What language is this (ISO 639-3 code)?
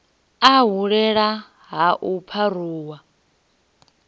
ven